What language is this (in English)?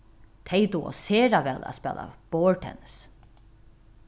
Faroese